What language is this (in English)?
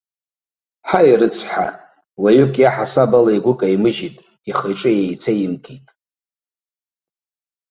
Abkhazian